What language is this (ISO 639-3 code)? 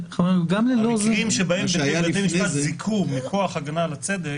heb